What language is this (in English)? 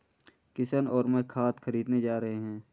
Hindi